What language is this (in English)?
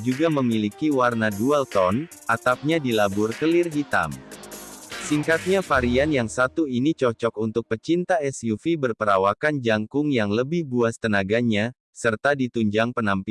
Indonesian